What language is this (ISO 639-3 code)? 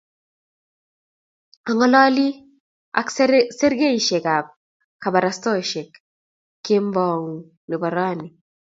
kln